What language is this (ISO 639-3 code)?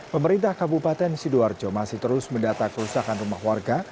ind